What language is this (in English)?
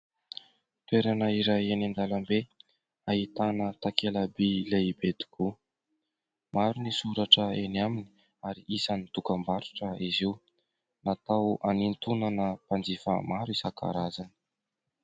Malagasy